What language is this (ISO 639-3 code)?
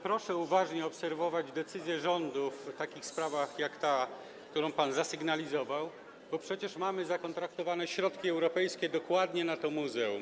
pol